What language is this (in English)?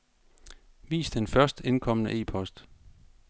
Danish